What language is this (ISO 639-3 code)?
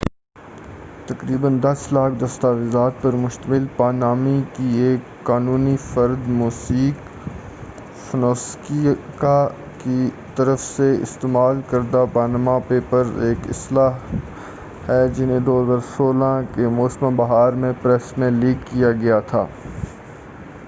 urd